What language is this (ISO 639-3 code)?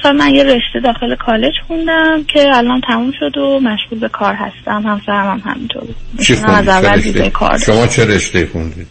fas